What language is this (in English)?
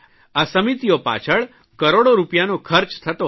Gujarati